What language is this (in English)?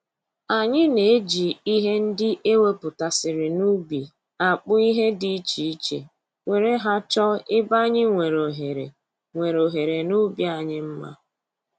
Igbo